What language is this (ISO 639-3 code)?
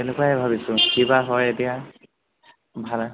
asm